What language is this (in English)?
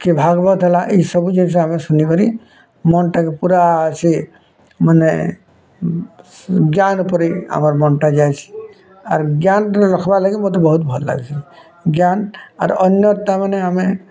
Odia